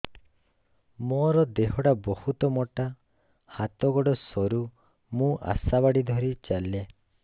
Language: Odia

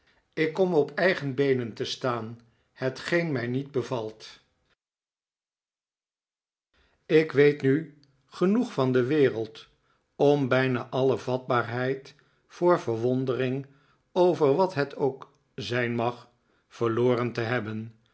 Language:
Dutch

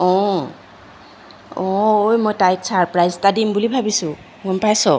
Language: Assamese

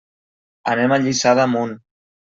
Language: Catalan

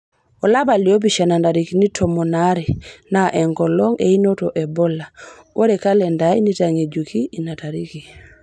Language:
Masai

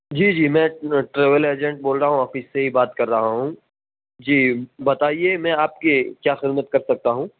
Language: Urdu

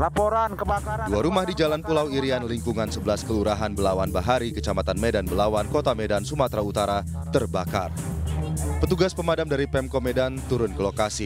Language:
Indonesian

